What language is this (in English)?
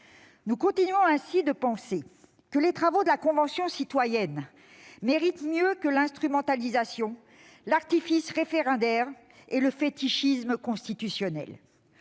French